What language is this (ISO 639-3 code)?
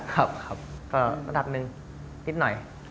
tha